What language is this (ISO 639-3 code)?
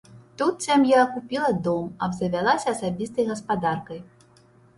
bel